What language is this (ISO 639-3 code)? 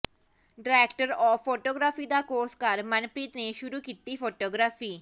pan